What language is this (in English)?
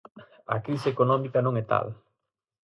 Galician